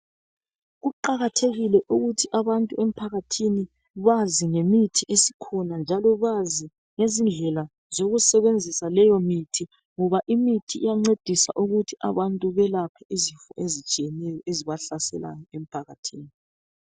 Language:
North Ndebele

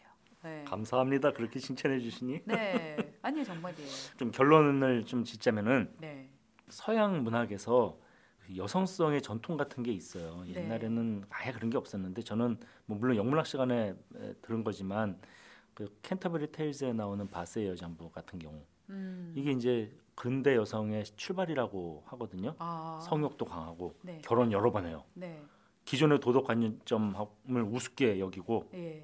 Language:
Korean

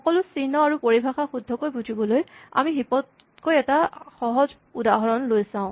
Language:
Assamese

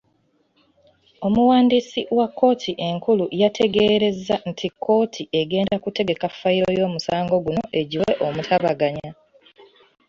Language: Ganda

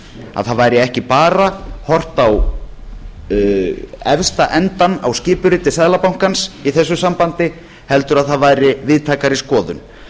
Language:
Icelandic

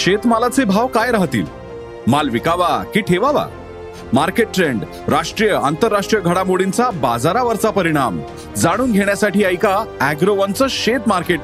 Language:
Marathi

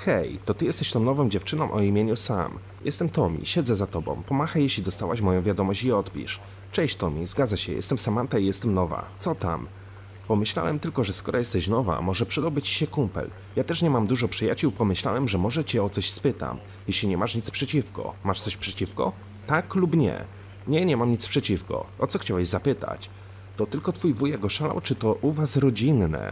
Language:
Polish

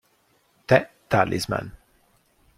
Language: Italian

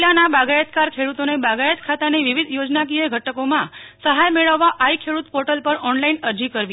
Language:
Gujarati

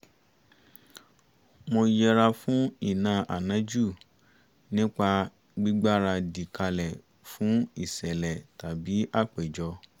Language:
Yoruba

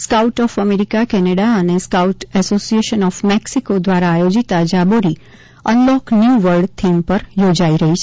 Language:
Gujarati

